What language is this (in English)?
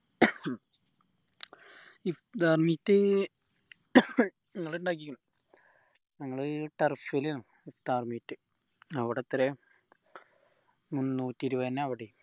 Malayalam